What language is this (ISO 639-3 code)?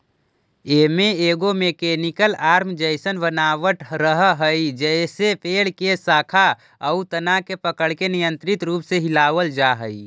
mag